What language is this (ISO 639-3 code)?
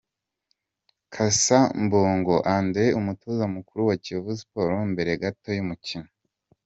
kin